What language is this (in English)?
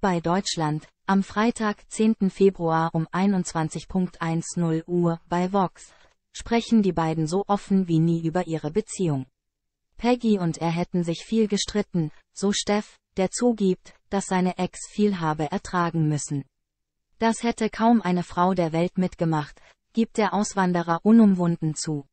German